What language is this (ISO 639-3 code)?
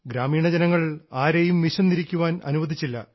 mal